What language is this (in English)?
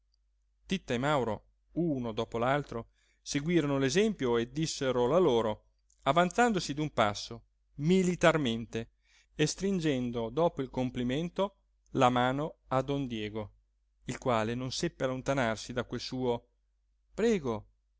Italian